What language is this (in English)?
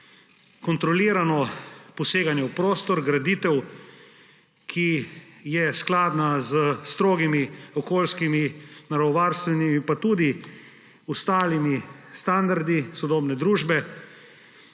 Slovenian